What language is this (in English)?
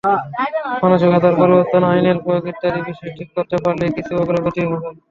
Bangla